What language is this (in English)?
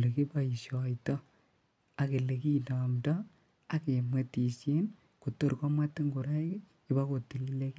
Kalenjin